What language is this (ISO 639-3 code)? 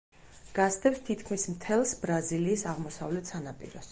kat